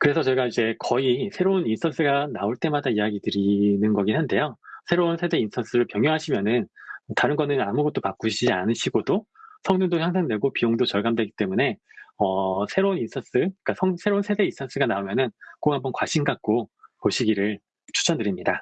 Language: Korean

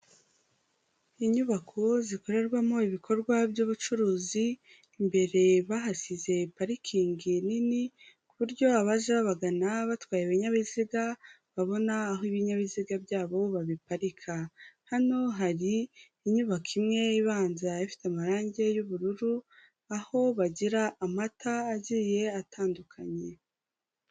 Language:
Kinyarwanda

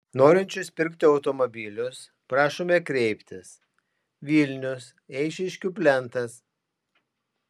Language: Lithuanian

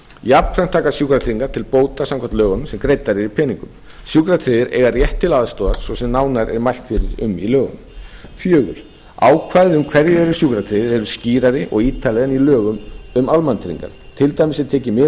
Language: Icelandic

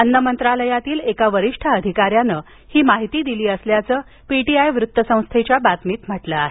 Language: Marathi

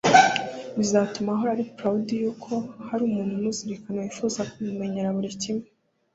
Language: Kinyarwanda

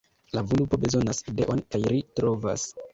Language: Esperanto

